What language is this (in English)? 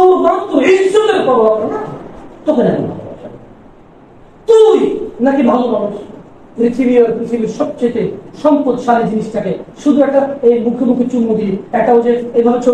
Arabic